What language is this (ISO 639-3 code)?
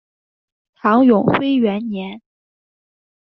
zho